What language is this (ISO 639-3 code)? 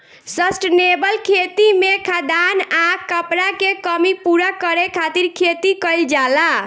bho